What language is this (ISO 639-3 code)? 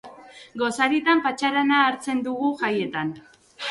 eus